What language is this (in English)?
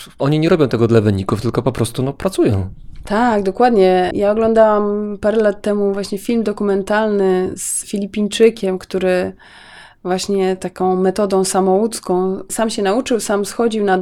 Polish